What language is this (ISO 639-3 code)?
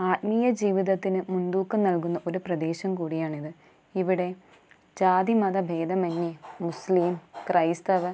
mal